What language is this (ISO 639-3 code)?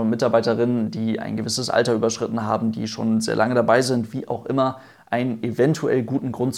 deu